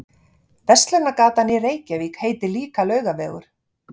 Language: Icelandic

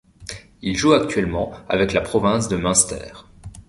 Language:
French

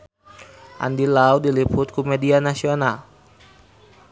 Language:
Sundanese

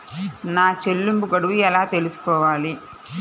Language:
Telugu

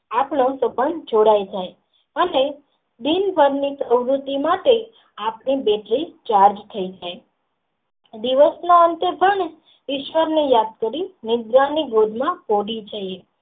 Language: Gujarati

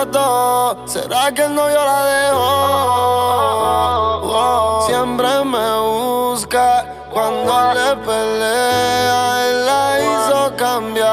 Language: Spanish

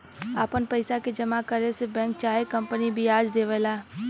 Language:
Bhojpuri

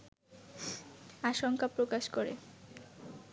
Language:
Bangla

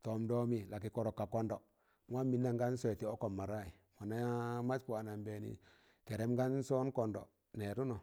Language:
Tangale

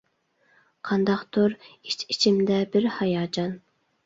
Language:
Uyghur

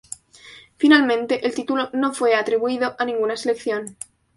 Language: Spanish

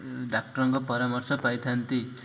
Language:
Odia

